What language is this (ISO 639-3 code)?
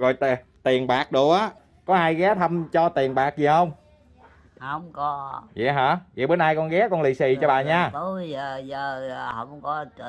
vie